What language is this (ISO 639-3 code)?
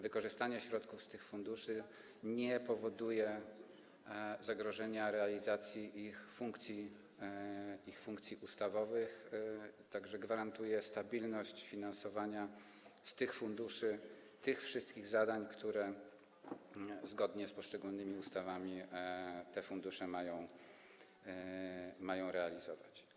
pol